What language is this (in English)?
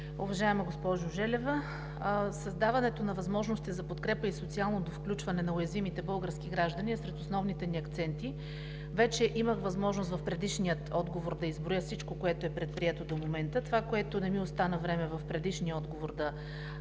Bulgarian